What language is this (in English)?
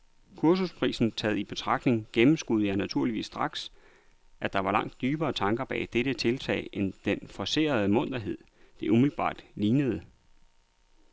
Danish